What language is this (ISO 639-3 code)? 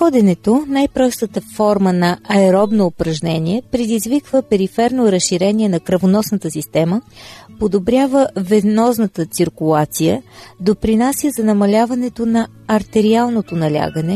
bul